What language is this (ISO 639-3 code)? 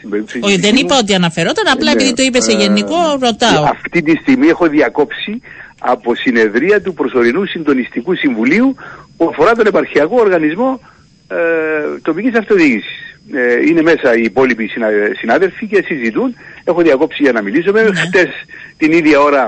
ell